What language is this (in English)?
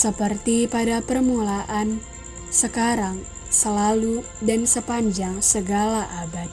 Indonesian